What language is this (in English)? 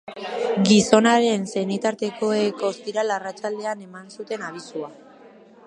Basque